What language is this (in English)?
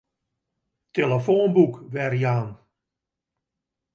Western Frisian